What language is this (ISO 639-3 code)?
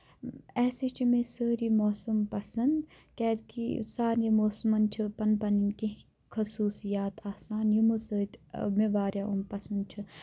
kas